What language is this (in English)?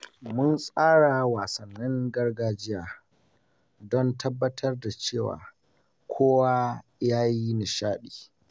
Hausa